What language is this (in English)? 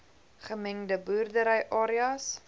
Afrikaans